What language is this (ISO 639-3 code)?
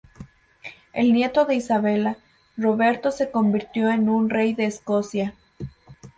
spa